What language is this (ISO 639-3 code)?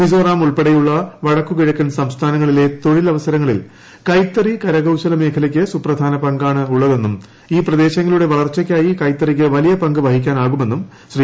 mal